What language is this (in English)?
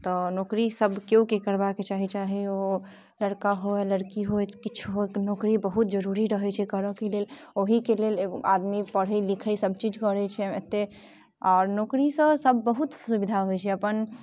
Maithili